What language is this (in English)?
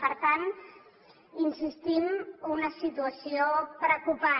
Catalan